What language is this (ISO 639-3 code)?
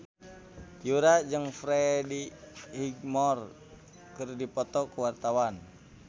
sun